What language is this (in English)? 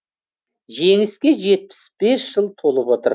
Kazakh